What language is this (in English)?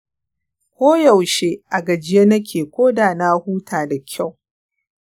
Hausa